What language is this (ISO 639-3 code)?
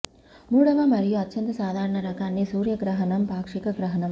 tel